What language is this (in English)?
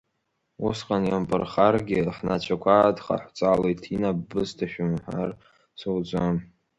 Abkhazian